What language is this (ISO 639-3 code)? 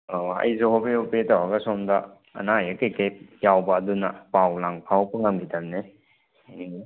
mni